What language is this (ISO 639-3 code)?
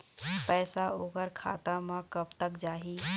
hne